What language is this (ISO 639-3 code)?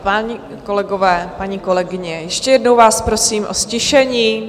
ces